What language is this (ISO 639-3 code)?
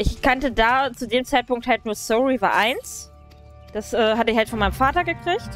deu